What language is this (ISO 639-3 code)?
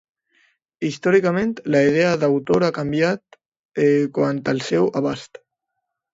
cat